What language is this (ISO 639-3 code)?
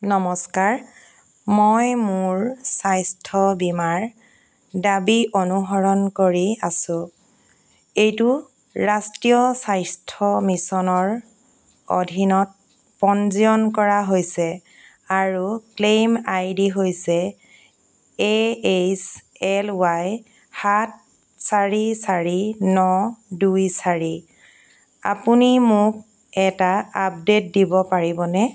asm